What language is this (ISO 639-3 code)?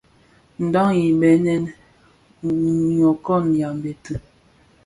ksf